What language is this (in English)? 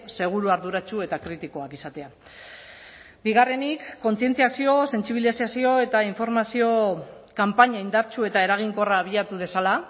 Basque